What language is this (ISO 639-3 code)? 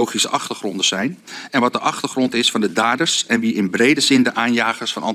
nld